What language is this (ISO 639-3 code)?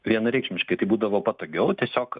lit